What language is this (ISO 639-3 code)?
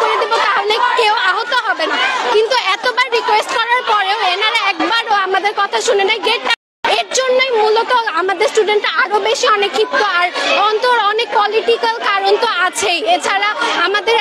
ben